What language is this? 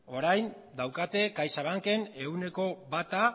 Basque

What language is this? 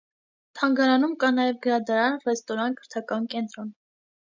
Armenian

